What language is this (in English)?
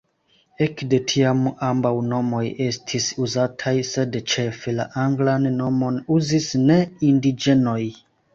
Esperanto